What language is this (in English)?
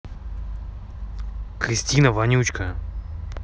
Russian